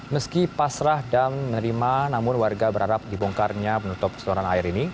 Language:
Indonesian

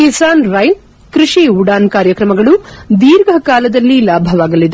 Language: Kannada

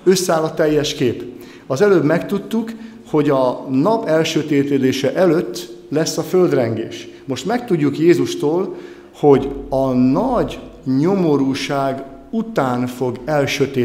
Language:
Hungarian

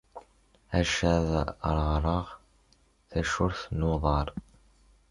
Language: Kabyle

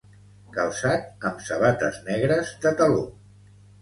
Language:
Catalan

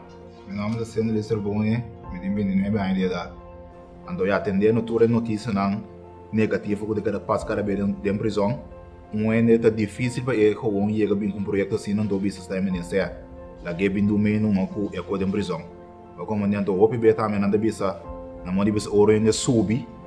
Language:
Dutch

